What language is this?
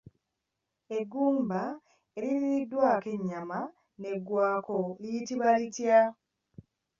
Ganda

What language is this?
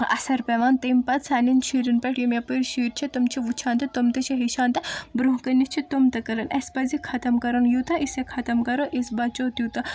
Kashmiri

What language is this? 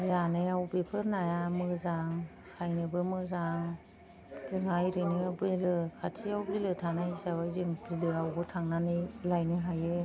Bodo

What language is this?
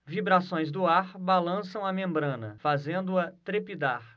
Portuguese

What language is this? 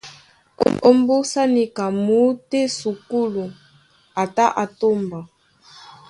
Duala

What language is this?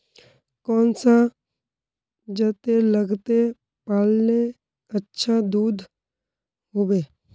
Magahi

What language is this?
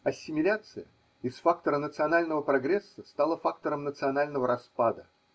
Russian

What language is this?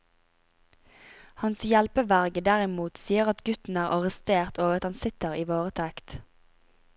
Norwegian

